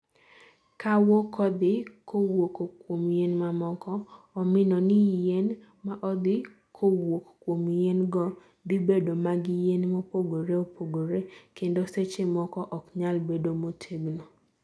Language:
Luo (Kenya and Tanzania)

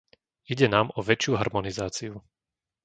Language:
Slovak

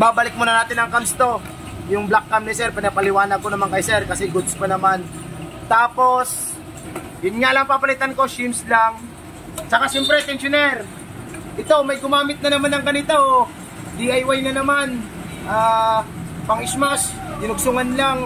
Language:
Filipino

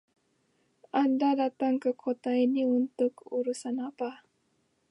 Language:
Indonesian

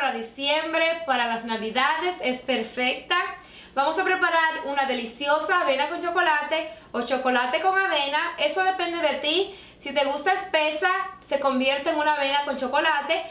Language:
Spanish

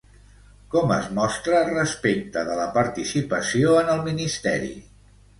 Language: Catalan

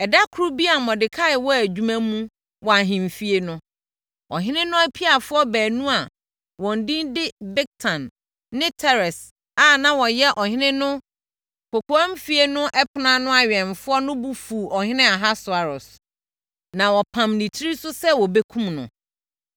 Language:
Akan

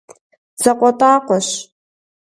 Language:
Kabardian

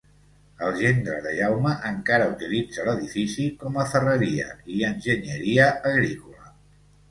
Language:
Catalan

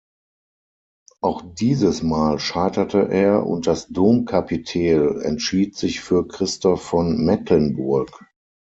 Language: German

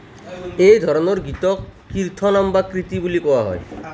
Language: Assamese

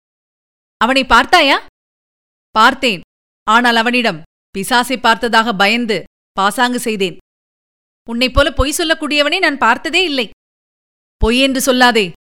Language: Tamil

